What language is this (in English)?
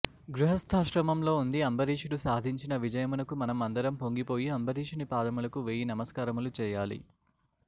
Telugu